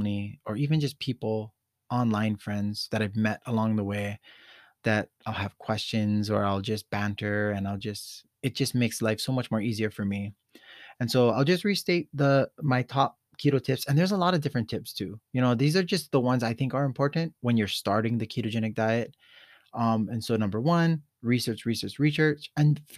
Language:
English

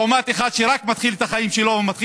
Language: Hebrew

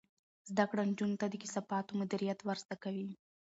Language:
Pashto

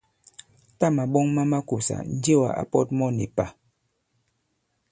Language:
Bankon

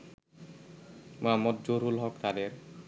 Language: Bangla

